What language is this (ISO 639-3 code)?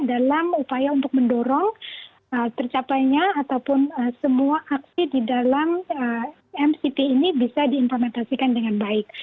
ind